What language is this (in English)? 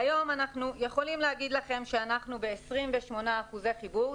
Hebrew